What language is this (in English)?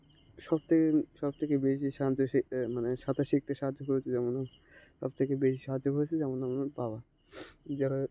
Bangla